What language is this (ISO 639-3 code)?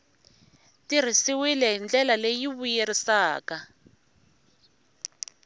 tso